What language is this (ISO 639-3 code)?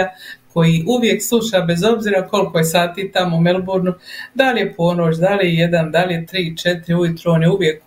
hrv